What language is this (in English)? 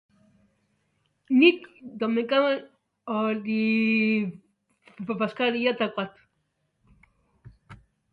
Basque